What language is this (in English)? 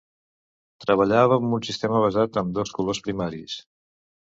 Catalan